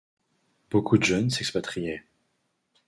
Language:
French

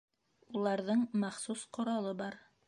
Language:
Bashkir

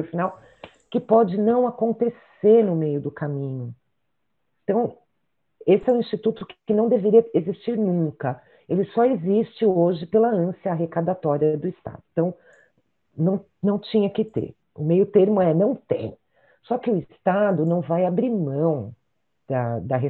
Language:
Portuguese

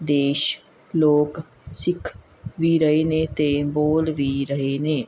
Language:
Punjabi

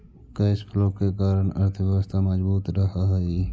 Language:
Magahi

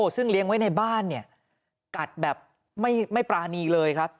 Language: Thai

